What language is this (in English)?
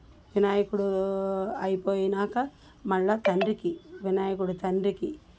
Telugu